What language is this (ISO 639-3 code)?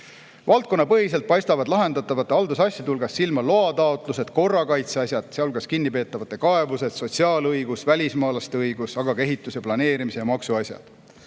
est